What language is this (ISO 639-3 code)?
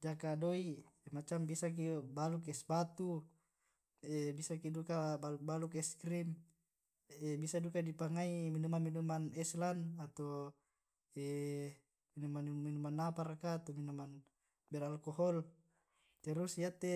rob